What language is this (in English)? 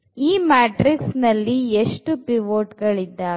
Kannada